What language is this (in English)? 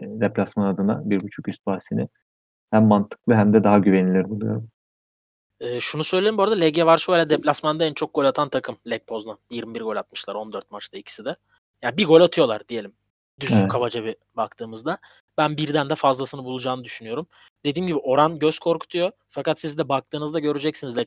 Turkish